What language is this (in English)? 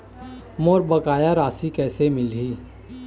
Chhattisgarhi